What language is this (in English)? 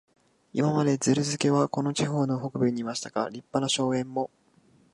Japanese